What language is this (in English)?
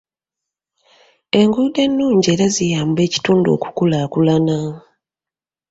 Ganda